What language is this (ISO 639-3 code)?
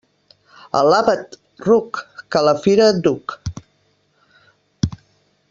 cat